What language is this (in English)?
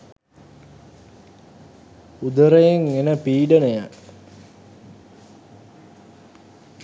Sinhala